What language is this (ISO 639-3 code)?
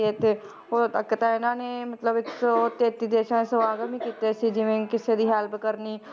pan